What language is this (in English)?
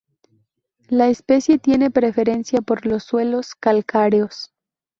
Spanish